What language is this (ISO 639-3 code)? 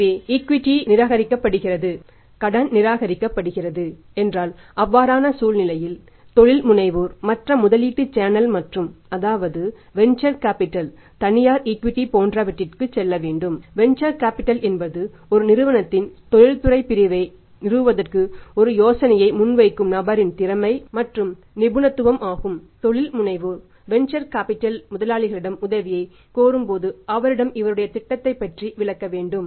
tam